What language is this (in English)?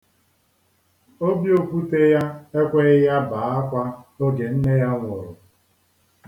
Igbo